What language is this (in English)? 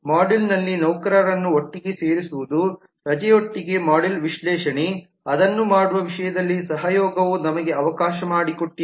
Kannada